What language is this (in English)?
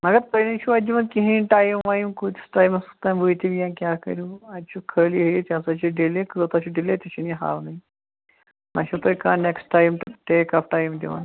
Kashmiri